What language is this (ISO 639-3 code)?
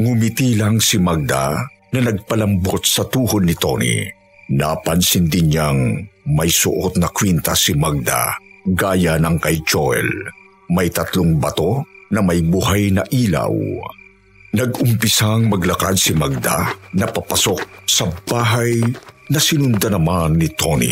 fil